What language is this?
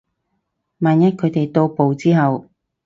Cantonese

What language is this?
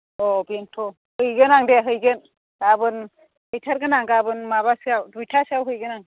Bodo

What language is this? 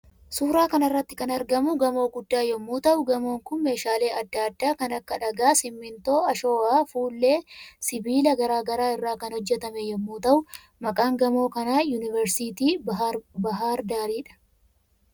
Oromo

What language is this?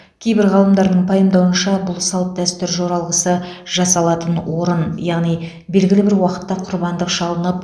Kazakh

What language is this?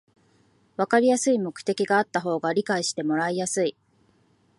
Japanese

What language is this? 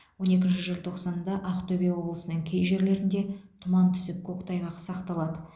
Kazakh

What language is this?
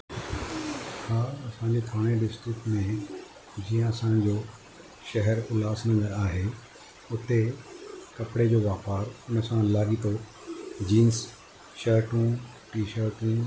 Sindhi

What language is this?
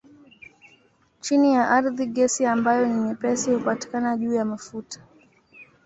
Swahili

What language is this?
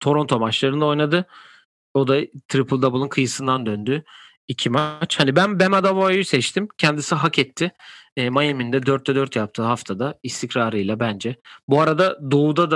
Turkish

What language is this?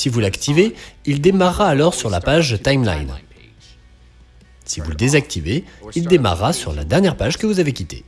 French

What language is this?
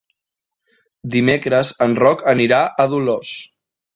Catalan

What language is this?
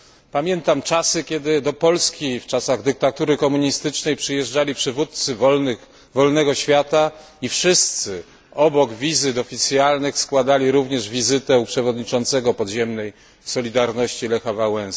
Polish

